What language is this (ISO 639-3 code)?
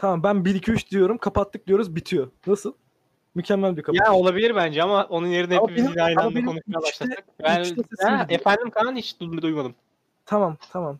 tur